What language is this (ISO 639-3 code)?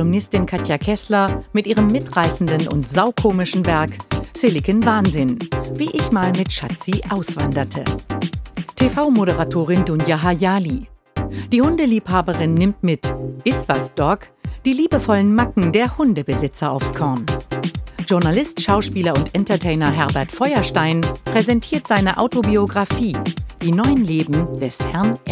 deu